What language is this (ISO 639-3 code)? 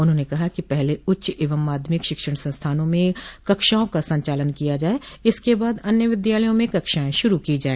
hin